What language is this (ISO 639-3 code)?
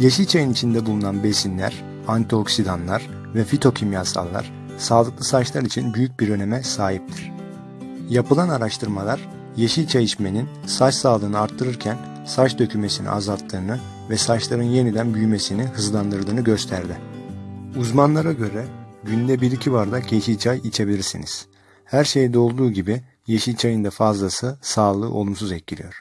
tur